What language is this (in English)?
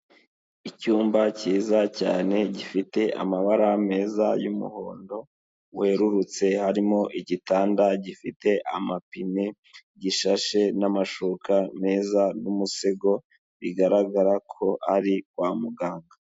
Kinyarwanda